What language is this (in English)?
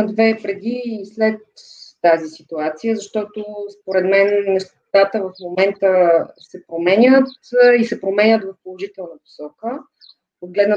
Bulgarian